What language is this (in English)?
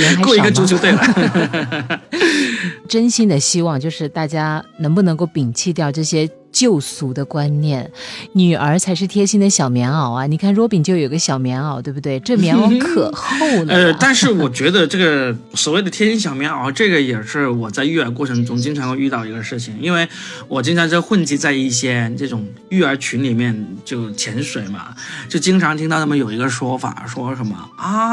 Chinese